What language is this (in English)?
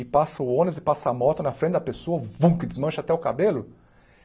Portuguese